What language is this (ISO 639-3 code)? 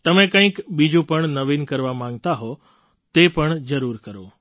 guj